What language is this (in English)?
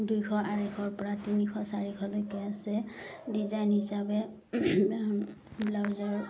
Assamese